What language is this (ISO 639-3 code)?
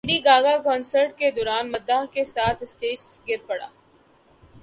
urd